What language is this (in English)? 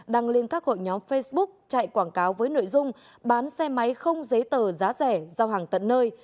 Vietnamese